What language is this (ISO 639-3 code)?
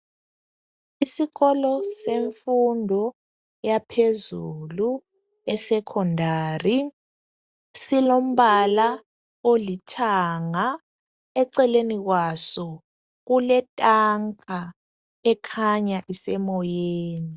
nde